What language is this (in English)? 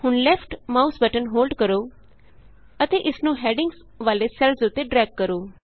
Punjabi